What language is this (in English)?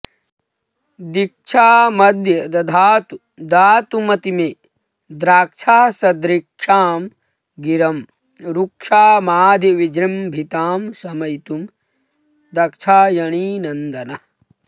Sanskrit